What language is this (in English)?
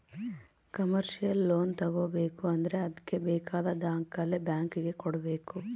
Kannada